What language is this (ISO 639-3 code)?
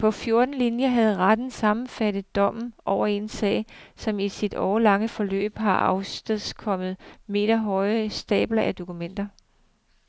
dan